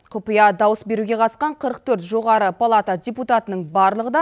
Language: Kazakh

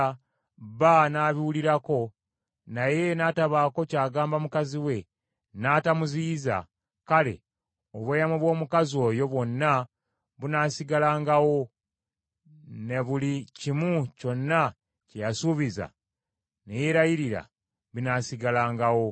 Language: Ganda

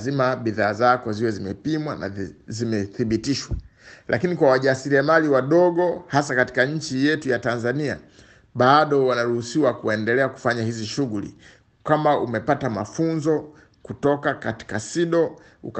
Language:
Swahili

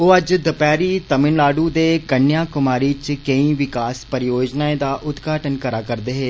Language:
Dogri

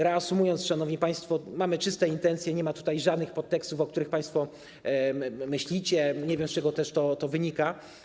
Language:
Polish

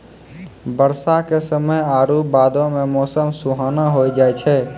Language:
Maithili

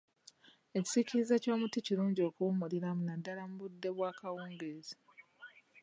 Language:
Ganda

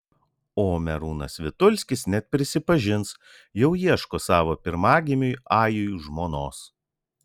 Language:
Lithuanian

